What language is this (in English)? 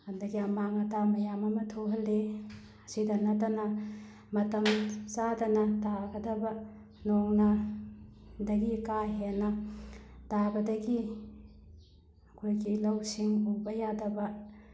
Manipuri